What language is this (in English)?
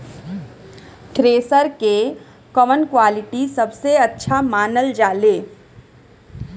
Bhojpuri